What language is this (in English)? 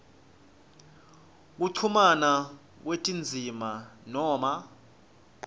Swati